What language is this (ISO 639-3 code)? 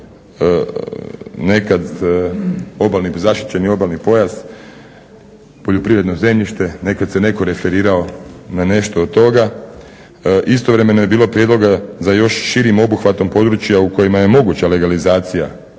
hrv